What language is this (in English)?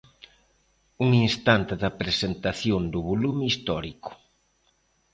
Galician